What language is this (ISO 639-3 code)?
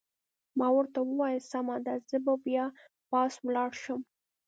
pus